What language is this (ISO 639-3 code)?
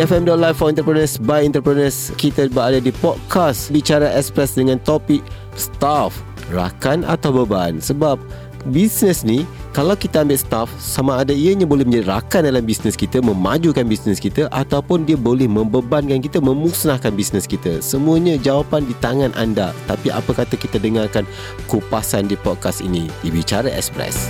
msa